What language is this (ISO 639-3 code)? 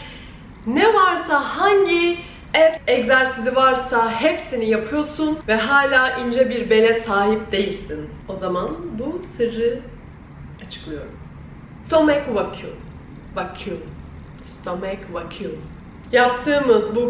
tur